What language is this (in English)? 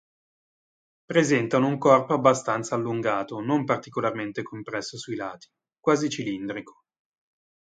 Italian